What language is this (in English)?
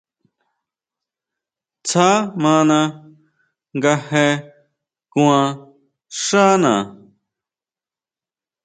Huautla Mazatec